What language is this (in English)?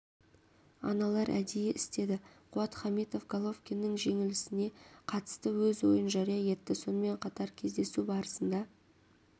Kazakh